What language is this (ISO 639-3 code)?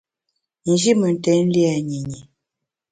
bax